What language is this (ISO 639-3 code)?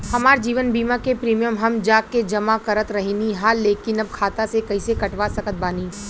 bho